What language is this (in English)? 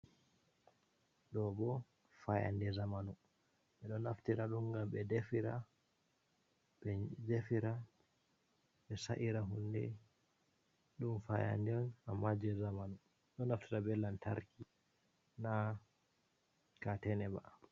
Fula